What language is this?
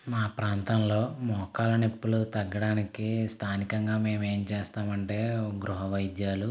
Telugu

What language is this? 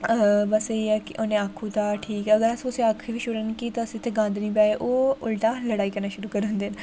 Dogri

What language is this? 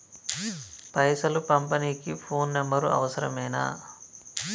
Telugu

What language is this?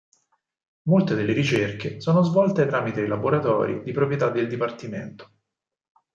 Italian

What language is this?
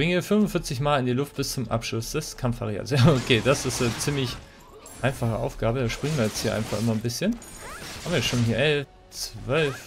German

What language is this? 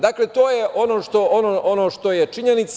Serbian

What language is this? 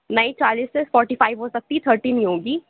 Urdu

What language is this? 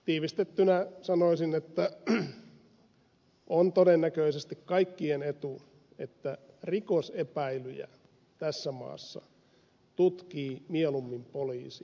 Finnish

